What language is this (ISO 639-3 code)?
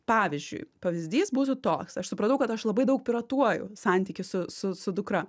lit